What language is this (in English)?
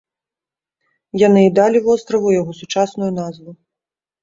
Belarusian